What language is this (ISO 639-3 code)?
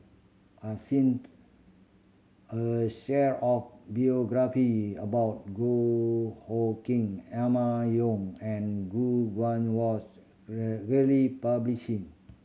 eng